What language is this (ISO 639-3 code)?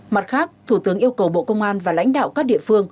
vie